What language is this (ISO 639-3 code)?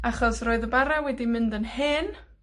cym